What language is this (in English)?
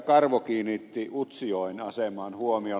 Finnish